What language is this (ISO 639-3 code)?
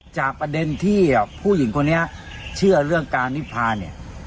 tha